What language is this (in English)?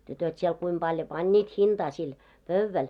Finnish